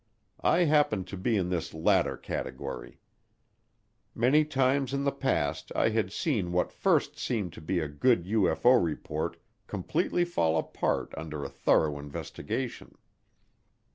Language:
English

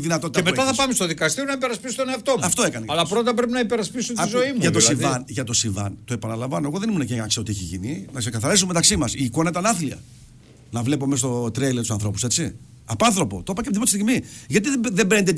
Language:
Greek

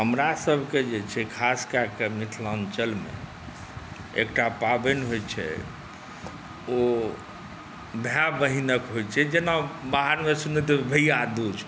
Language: Maithili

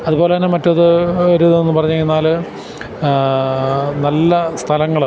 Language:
Malayalam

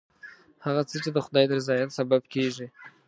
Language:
Pashto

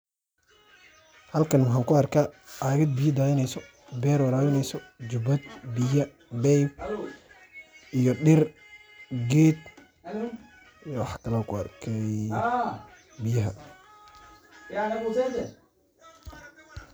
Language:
Somali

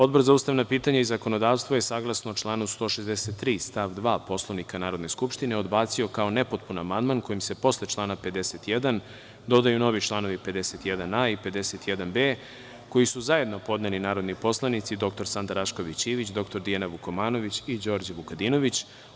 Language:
Serbian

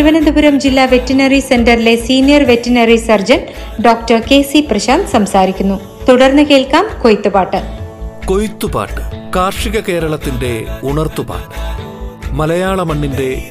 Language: Malayalam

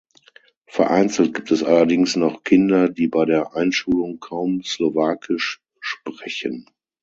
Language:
German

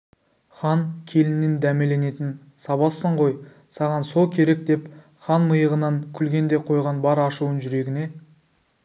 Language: Kazakh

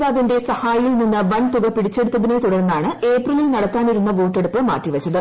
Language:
Malayalam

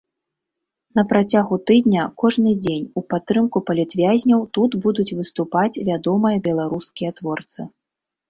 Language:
Belarusian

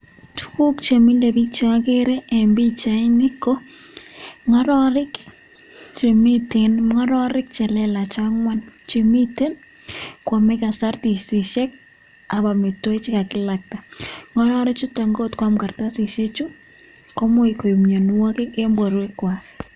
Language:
Kalenjin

